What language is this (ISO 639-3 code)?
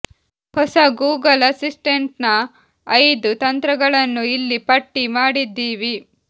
kan